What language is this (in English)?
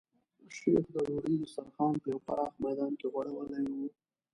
Pashto